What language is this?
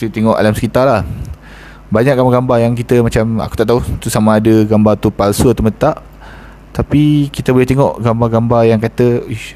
Malay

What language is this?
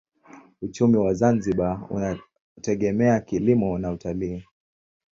Swahili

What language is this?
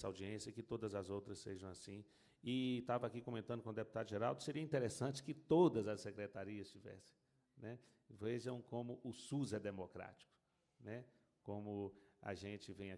Portuguese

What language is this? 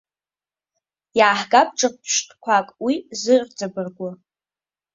Abkhazian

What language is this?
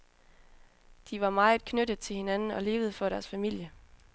Danish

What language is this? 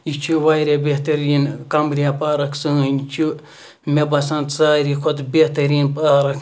Kashmiri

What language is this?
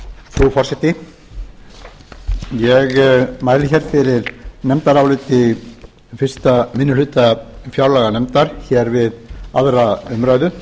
Icelandic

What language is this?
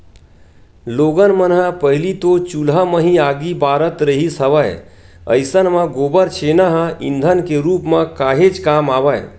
Chhattisgarhi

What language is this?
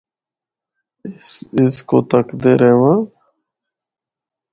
Northern Hindko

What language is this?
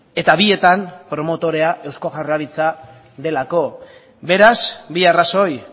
Basque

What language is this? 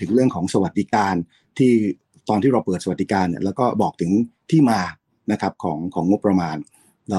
Thai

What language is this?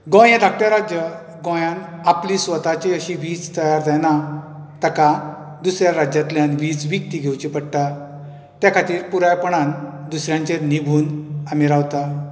Konkani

